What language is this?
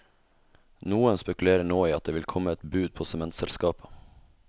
Norwegian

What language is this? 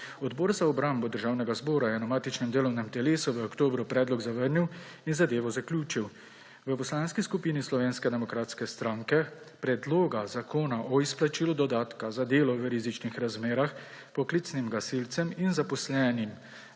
Slovenian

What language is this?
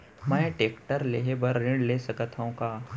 Chhattisgarhi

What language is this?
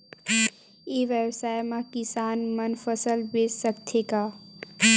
Chhattisgarhi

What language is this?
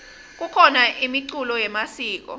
Swati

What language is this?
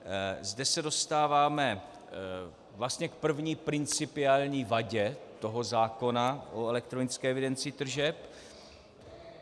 Czech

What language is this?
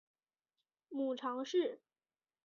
Chinese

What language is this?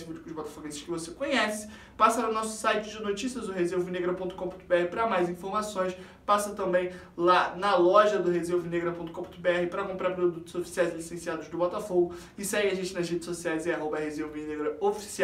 Portuguese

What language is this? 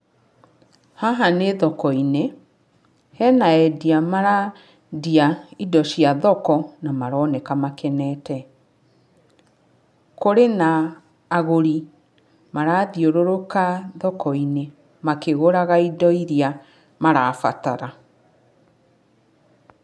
Kikuyu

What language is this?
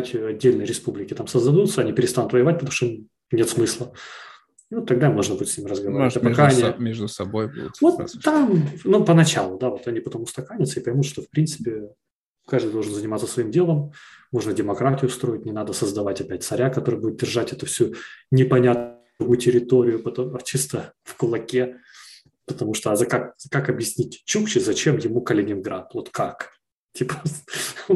Russian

